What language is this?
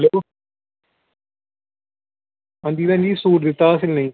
Dogri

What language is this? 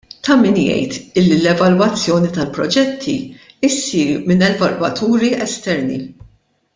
Maltese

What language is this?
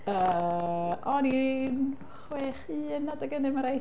Welsh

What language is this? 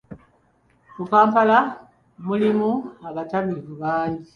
Ganda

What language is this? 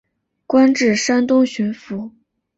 Chinese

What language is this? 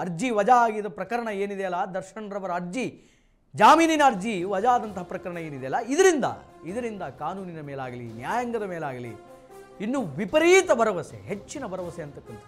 Hindi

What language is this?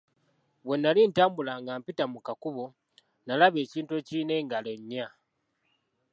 Ganda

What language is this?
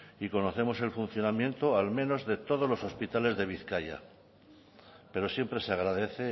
Spanish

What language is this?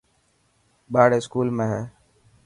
Dhatki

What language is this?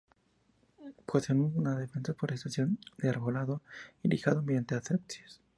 Spanish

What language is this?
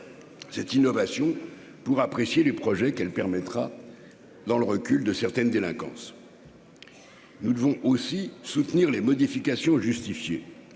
French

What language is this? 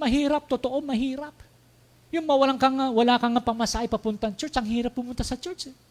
Filipino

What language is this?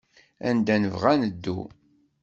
Kabyle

